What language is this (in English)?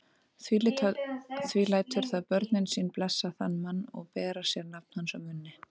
Icelandic